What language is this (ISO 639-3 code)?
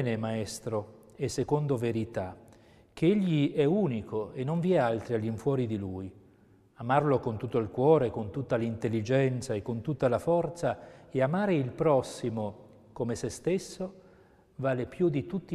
ita